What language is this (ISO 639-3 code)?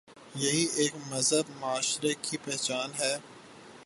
urd